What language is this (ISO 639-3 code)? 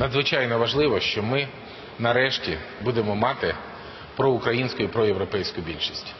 rus